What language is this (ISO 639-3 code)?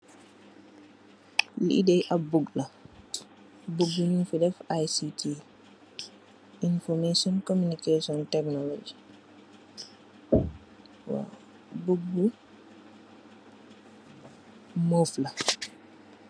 wol